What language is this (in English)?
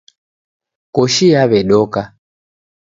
Taita